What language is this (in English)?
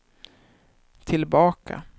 Swedish